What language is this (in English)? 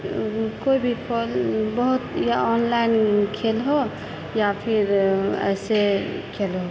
Maithili